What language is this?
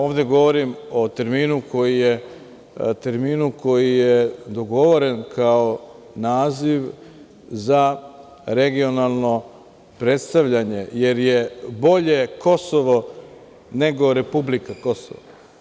Serbian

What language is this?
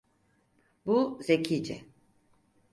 Turkish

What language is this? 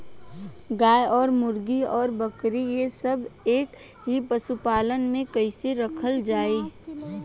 Bhojpuri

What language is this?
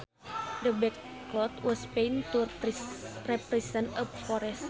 Sundanese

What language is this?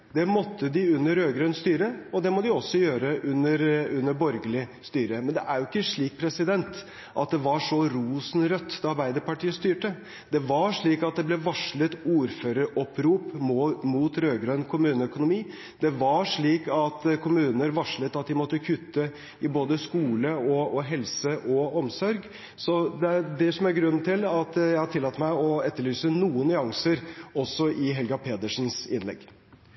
Norwegian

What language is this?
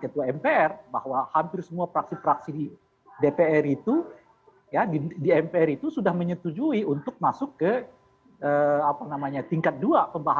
Indonesian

